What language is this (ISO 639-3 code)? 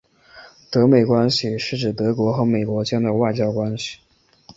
zho